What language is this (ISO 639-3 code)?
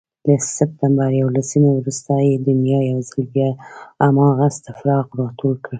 pus